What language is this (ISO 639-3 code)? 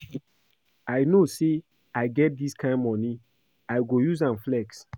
pcm